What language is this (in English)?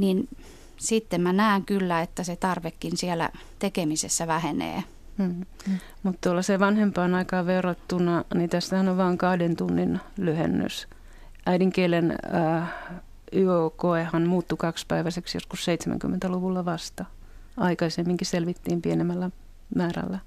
Finnish